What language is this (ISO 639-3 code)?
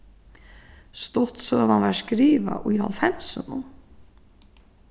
fao